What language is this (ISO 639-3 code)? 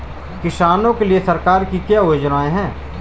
hin